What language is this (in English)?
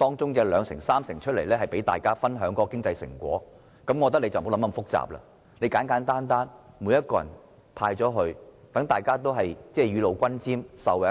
Cantonese